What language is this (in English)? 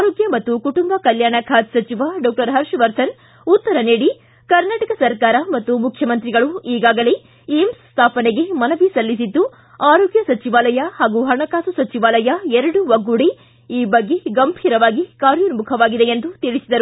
Kannada